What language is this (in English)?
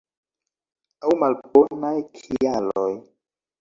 Esperanto